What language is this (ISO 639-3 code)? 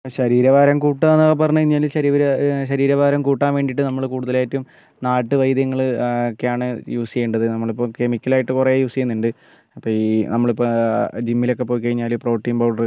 mal